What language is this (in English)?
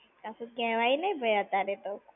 Gujarati